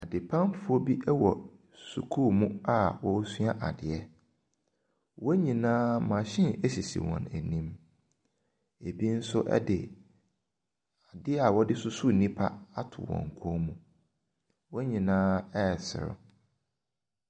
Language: Akan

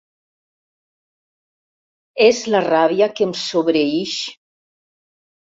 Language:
Catalan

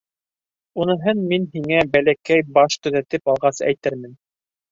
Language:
Bashkir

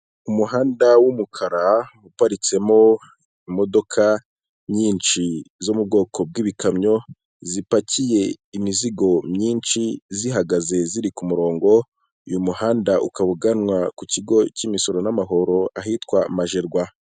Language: Kinyarwanda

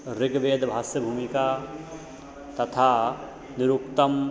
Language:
Sanskrit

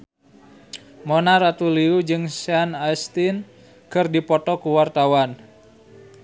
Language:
Sundanese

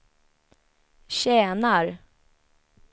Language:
Swedish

